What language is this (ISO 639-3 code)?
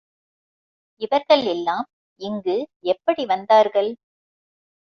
tam